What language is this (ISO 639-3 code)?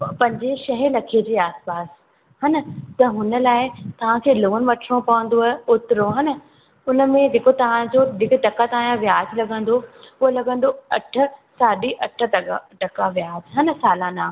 snd